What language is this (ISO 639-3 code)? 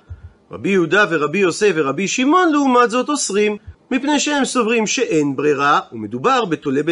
heb